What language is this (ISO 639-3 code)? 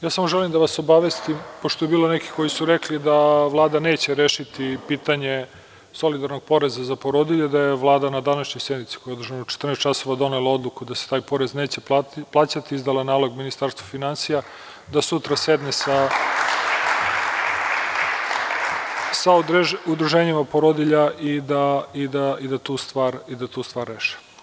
srp